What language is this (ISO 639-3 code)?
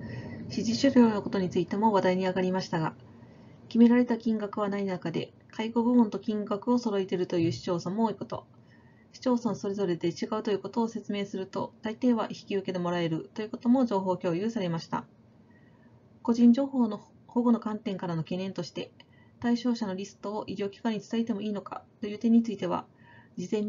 jpn